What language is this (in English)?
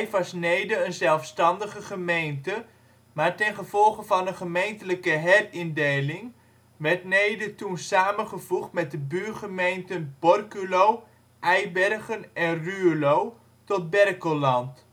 Dutch